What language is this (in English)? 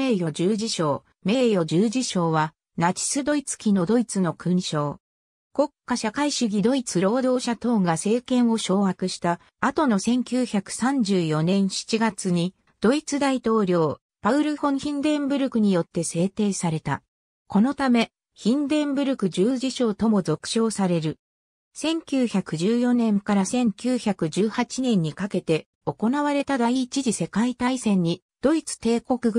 Japanese